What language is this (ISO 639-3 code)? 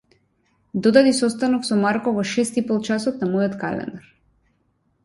mkd